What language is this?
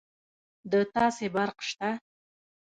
Pashto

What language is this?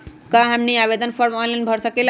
Magahi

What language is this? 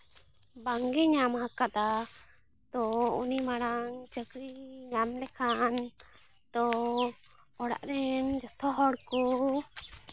Santali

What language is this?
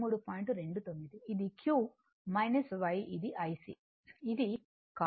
Telugu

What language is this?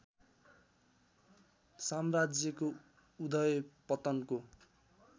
Nepali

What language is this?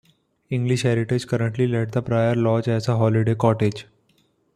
English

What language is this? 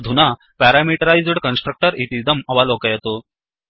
Sanskrit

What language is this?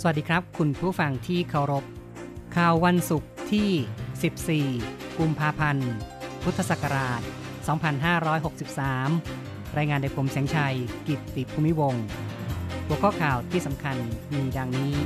Thai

